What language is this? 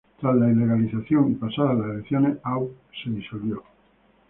Spanish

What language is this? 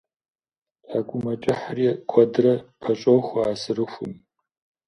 Kabardian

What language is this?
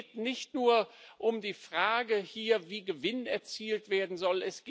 German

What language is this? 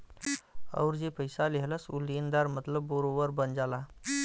Bhojpuri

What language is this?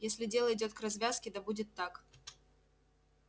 Russian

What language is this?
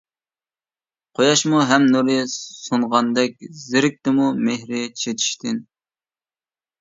Uyghur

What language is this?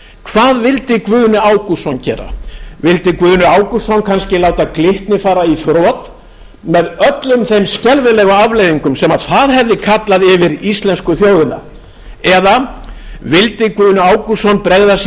Icelandic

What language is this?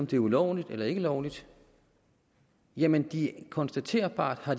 Danish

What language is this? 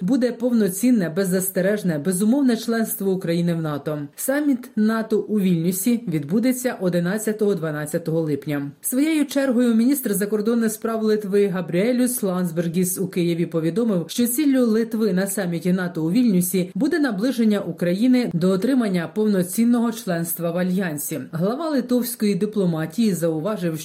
Ukrainian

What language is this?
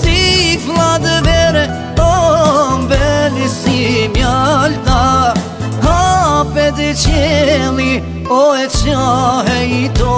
Romanian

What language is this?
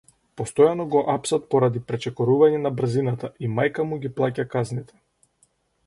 Macedonian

